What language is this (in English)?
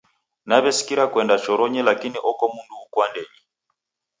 Taita